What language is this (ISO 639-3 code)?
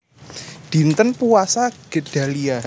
jav